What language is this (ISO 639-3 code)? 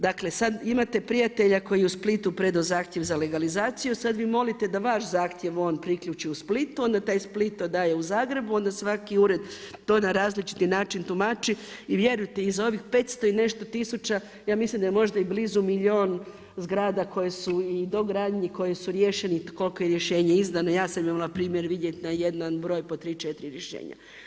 hrv